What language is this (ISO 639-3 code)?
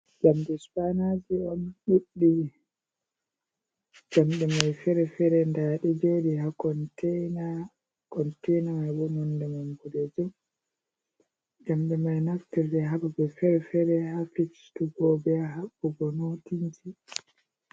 ful